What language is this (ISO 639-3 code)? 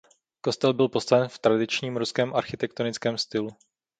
ces